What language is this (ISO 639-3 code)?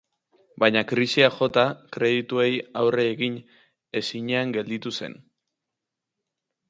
eus